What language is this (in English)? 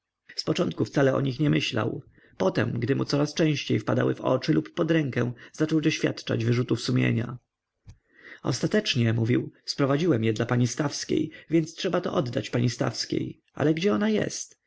Polish